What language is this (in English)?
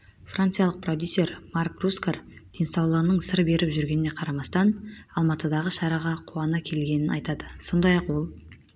Kazakh